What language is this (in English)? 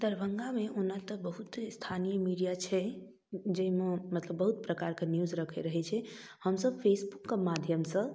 Maithili